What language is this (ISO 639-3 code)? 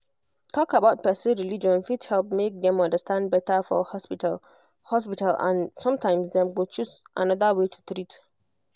pcm